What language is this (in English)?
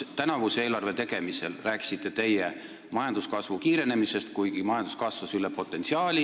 Estonian